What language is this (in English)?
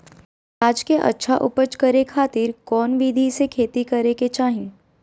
Magahi